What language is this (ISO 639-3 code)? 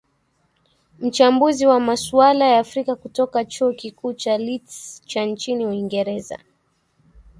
swa